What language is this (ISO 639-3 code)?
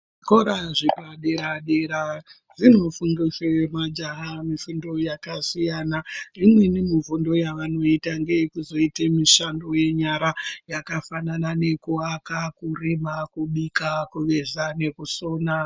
ndc